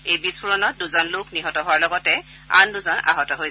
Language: Assamese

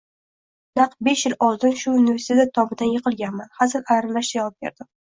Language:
Uzbek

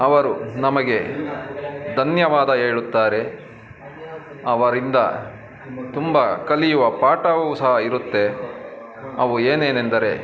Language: Kannada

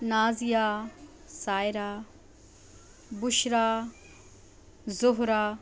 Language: Urdu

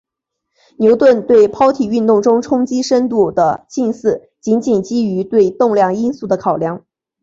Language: Chinese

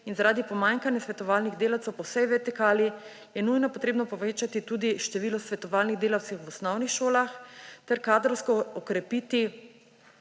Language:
Slovenian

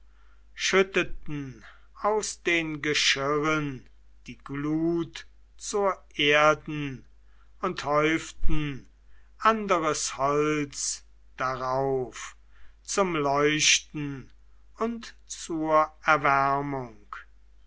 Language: German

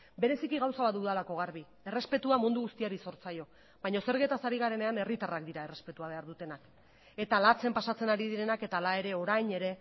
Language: Basque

